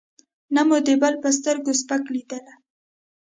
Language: Pashto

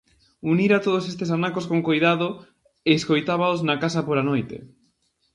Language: Galician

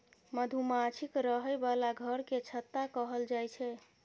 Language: Maithili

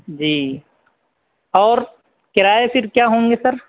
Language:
Urdu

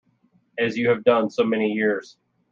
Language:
English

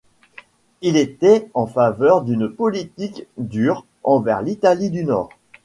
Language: French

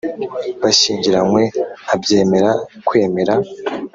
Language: Kinyarwanda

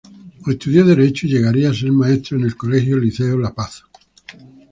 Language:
Spanish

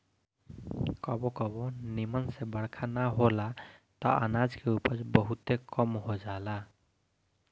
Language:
Bhojpuri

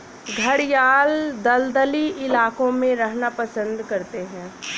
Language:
Hindi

